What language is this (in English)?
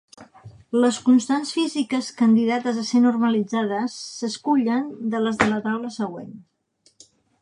Catalan